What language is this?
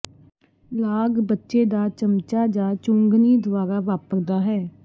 Punjabi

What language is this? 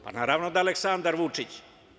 Serbian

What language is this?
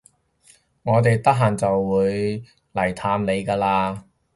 Cantonese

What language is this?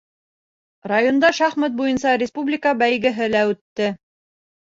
Bashkir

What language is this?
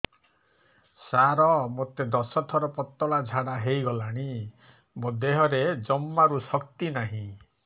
Odia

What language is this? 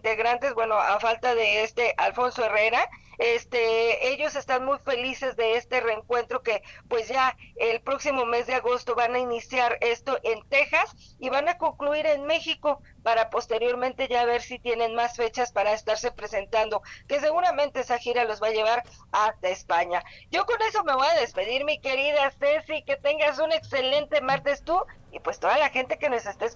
Spanish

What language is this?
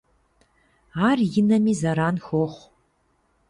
Kabardian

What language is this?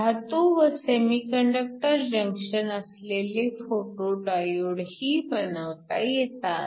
Marathi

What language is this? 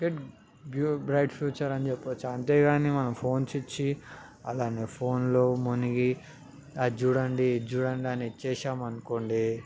Telugu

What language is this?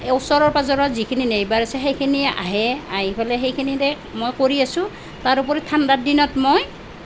Assamese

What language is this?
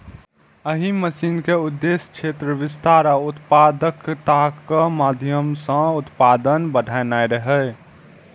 Maithili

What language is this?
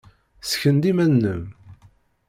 Kabyle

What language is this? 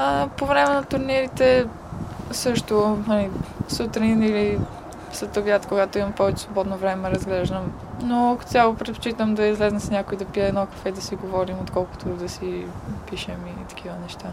Bulgarian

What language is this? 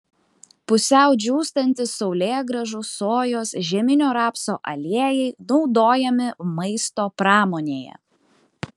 Lithuanian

